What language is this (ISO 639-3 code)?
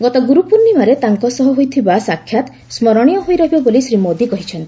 ori